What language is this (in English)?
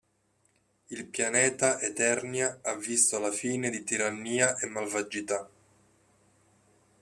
Italian